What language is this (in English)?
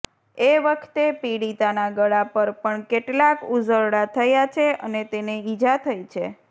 Gujarati